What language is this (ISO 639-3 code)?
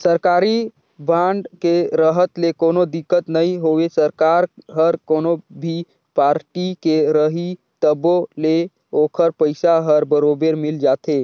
hne